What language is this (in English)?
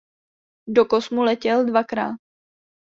Czech